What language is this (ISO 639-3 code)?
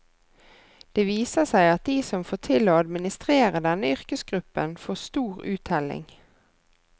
nor